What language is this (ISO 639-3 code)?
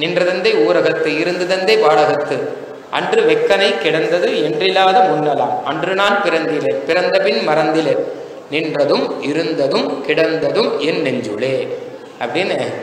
tam